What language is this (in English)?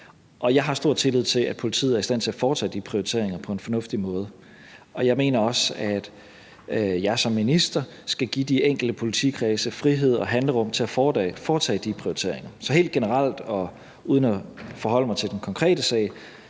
Danish